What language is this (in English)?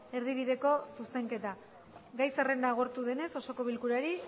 Basque